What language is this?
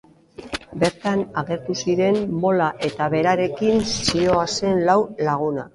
Basque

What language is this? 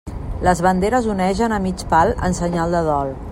Catalan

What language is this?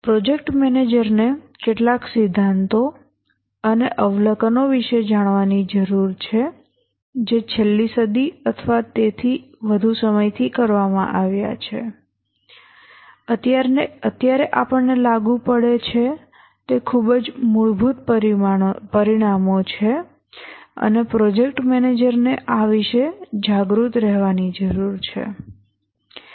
Gujarati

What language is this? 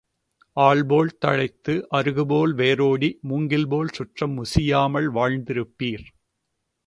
Tamil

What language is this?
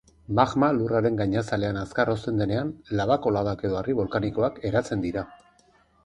Basque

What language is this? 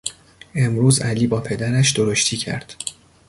Persian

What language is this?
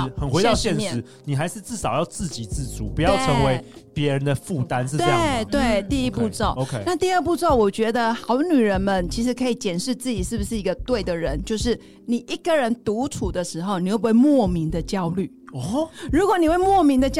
Chinese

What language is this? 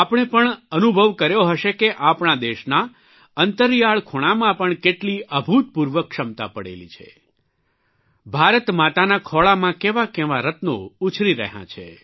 Gujarati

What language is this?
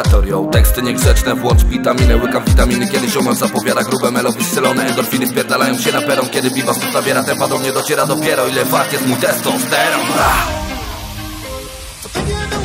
Polish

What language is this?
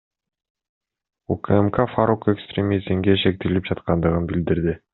Kyrgyz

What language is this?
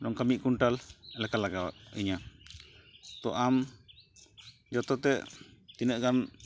Santali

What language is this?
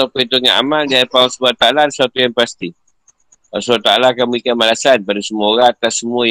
Malay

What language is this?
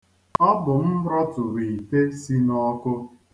Igbo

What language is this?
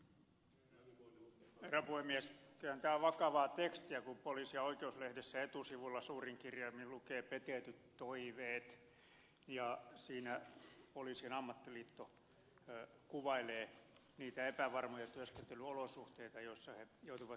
Finnish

